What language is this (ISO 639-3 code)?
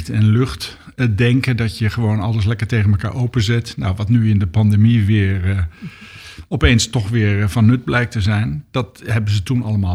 nld